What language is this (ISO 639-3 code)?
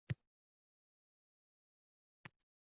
uzb